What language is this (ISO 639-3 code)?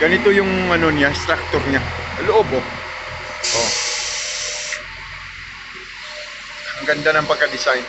fil